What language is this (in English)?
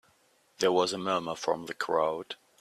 English